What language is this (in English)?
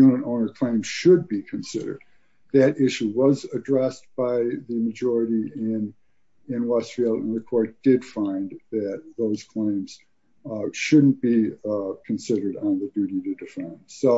English